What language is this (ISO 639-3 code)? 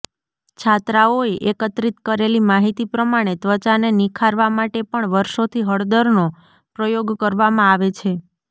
guj